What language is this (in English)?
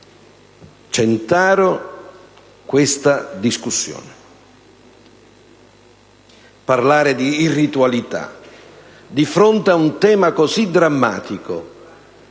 Italian